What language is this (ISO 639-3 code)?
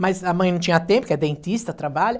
por